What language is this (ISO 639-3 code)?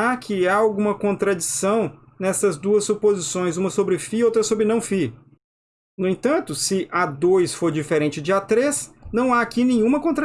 por